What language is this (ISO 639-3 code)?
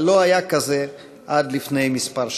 heb